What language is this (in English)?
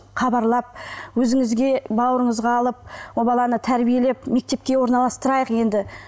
Kazakh